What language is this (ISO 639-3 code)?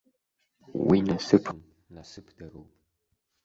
abk